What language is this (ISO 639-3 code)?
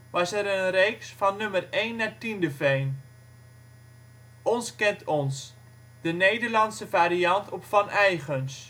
nld